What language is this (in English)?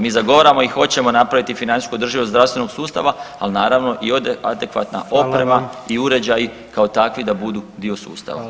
Croatian